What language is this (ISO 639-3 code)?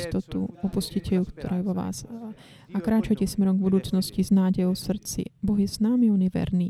slk